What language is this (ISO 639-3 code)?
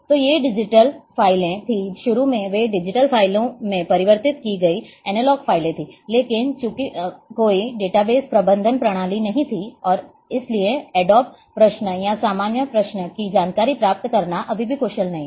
hin